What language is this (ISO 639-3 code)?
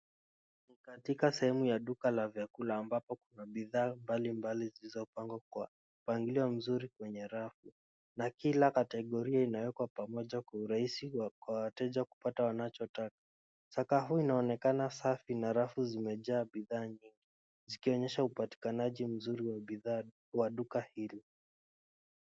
swa